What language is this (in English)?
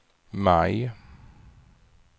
Swedish